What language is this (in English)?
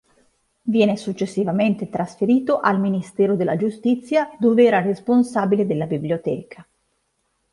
Italian